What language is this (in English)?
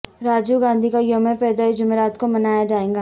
Urdu